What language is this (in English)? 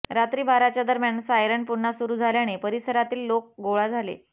Marathi